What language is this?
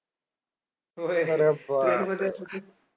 Marathi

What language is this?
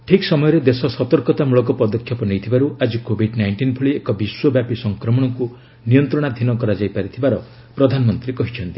Odia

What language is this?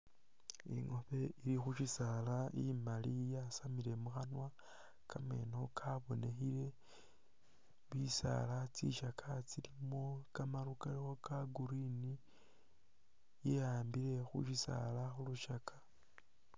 Masaaba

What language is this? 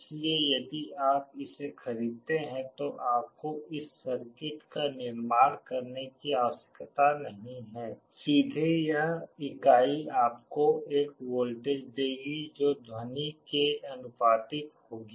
Hindi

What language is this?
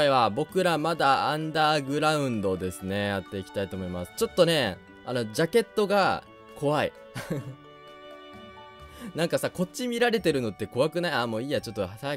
Japanese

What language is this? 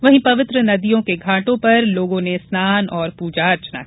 Hindi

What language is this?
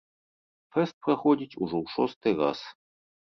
Belarusian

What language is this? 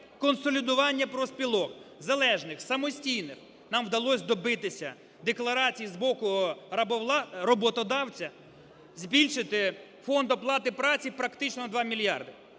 Ukrainian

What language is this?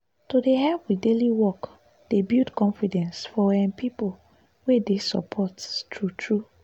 Nigerian Pidgin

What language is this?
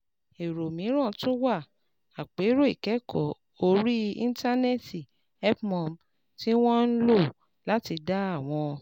Yoruba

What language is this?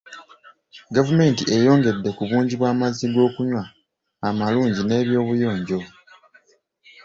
Ganda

